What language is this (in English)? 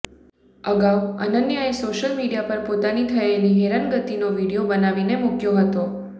Gujarati